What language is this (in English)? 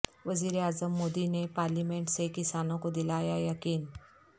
Urdu